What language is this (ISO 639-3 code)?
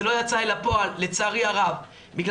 heb